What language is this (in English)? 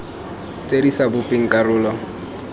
Tswana